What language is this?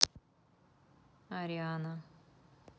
Russian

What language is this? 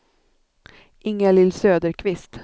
Swedish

